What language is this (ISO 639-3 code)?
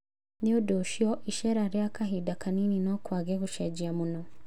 kik